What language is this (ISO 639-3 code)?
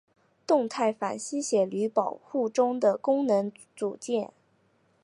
zho